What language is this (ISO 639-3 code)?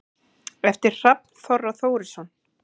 isl